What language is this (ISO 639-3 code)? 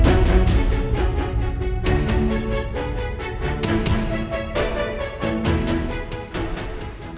ind